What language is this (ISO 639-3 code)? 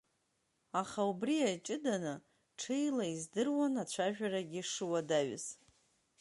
abk